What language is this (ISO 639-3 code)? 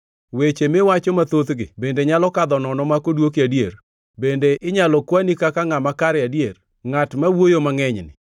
luo